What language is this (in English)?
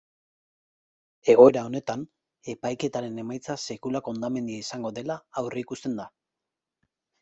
Basque